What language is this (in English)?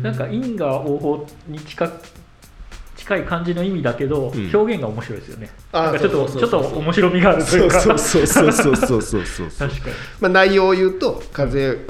Japanese